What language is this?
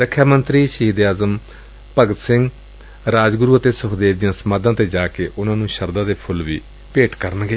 Punjabi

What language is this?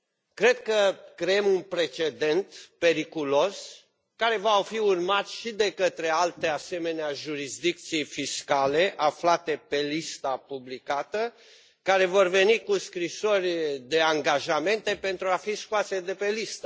Romanian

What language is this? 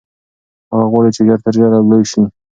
Pashto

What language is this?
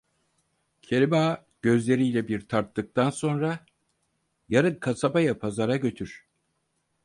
Turkish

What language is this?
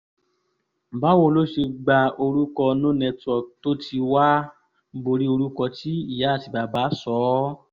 Yoruba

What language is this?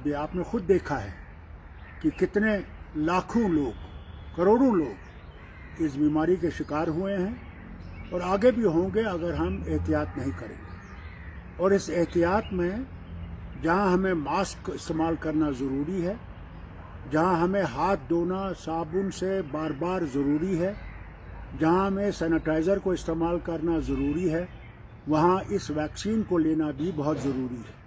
Hindi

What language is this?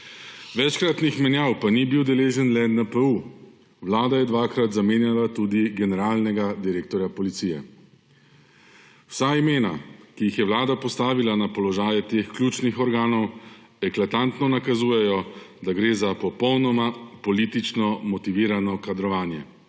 Slovenian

